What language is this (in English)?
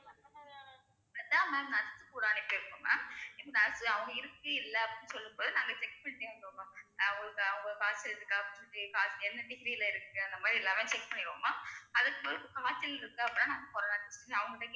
Tamil